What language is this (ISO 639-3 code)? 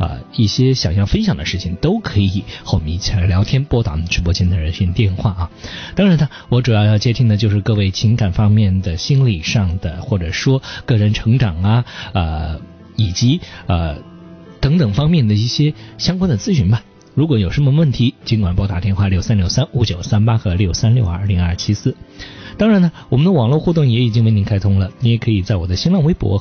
zho